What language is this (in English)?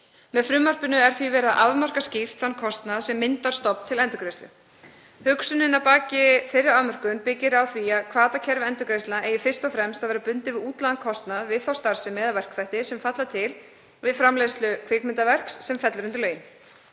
Icelandic